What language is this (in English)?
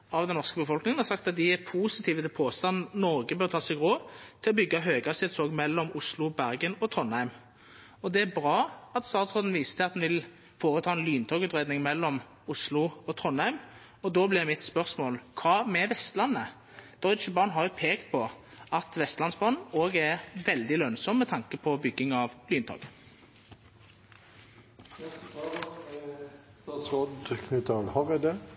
Norwegian Nynorsk